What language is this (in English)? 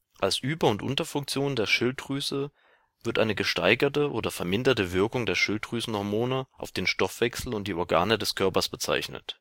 German